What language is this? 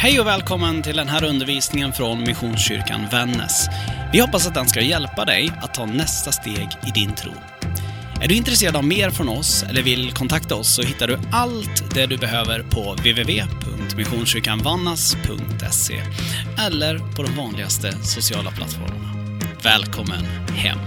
Swedish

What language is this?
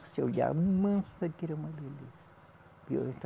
Portuguese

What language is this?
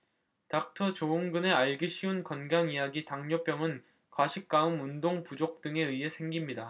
Korean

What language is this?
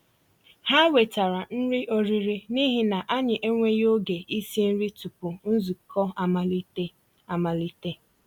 Igbo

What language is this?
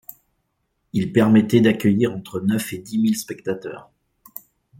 French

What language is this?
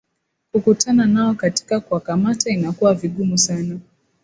Swahili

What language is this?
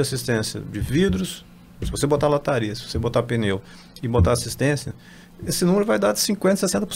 Portuguese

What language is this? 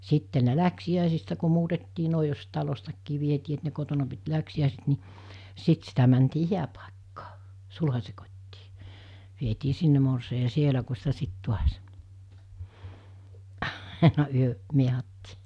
Finnish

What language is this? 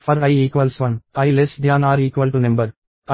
Telugu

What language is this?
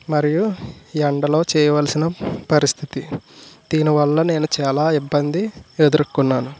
Telugu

